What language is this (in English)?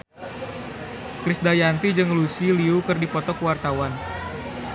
Sundanese